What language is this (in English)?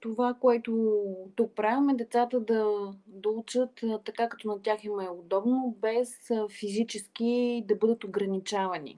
Bulgarian